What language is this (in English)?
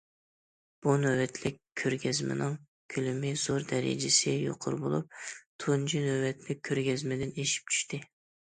Uyghur